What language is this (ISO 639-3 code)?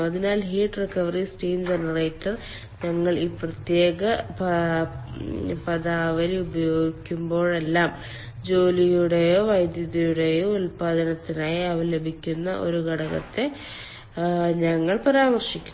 mal